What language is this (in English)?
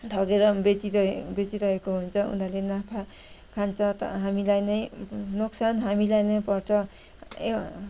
Nepali